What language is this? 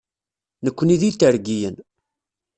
Kabyle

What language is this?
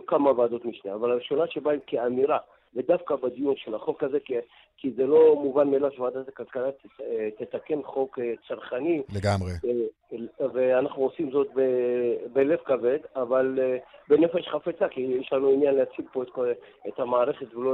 Hebrew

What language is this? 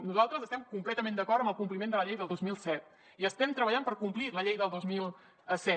Catalan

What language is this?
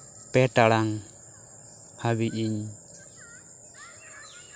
Santali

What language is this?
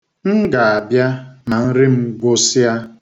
Igbo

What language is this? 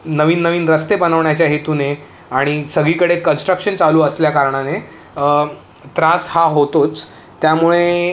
Marathi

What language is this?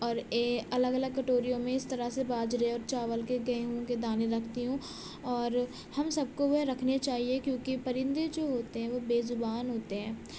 Urdu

